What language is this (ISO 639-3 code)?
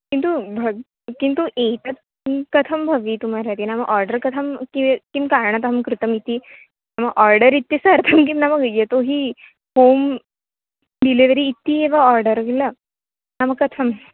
san